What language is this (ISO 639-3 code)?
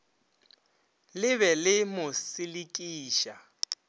nso